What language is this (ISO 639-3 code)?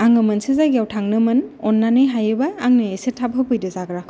brx